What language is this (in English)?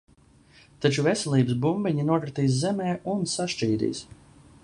Latvian